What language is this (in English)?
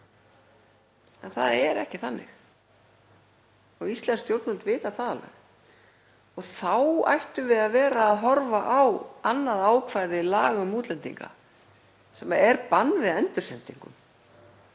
Icelandic